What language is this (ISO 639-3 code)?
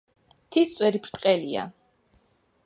kat